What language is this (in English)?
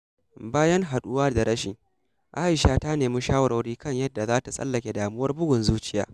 Hausa